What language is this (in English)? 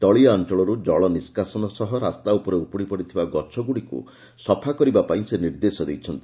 Odia